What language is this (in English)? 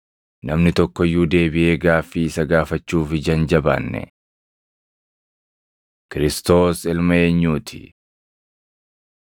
Oromo